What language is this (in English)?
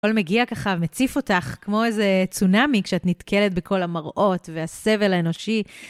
Hebrew